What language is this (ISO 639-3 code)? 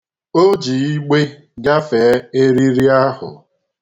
ibo